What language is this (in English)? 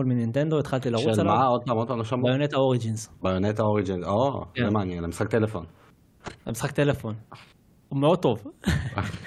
Hebrew